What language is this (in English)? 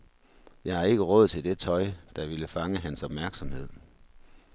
Danish